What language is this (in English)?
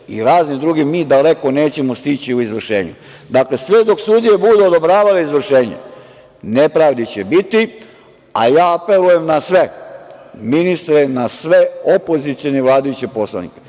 Serbian